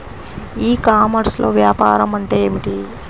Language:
Telugu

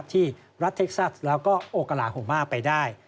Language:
Thai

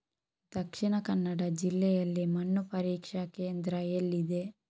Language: Kannada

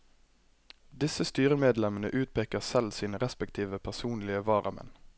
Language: Norwegian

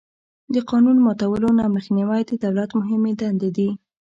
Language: Pashto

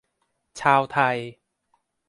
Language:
Thai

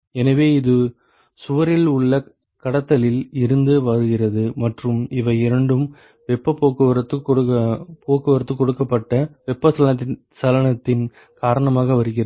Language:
Tamil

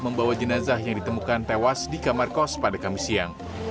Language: Indonesian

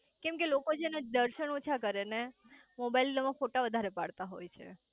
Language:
Gujarati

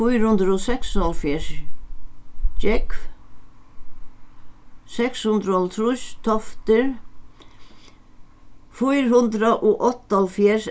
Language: Faroese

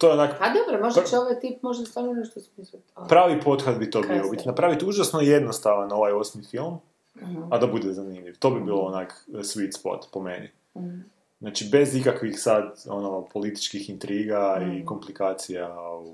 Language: Croatian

